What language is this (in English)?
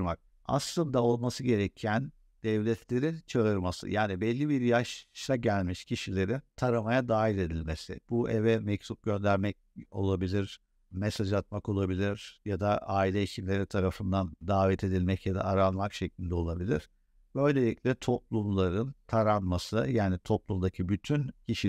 Turkish